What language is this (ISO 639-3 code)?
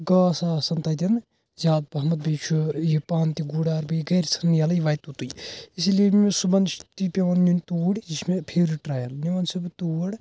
kas